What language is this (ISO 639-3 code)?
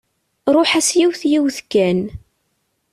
kab